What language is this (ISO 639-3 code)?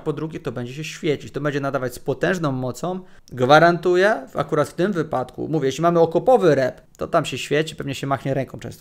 pol